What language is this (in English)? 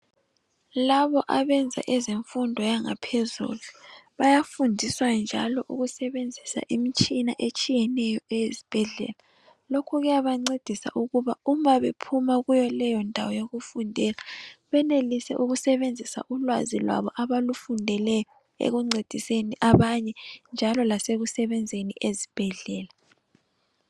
North Ndebele